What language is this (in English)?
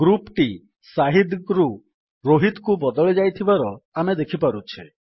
Odia